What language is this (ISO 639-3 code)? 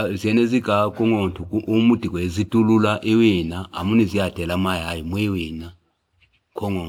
fip